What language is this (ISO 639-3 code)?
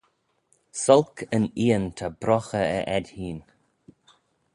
glv